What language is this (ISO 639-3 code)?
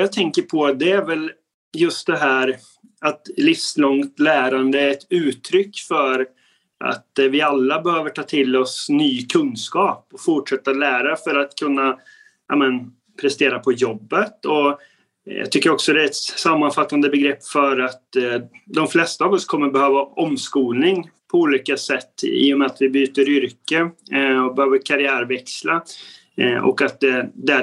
swe